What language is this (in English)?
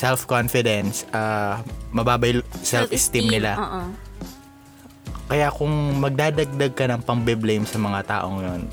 Filipino